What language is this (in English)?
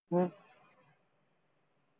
Punjabi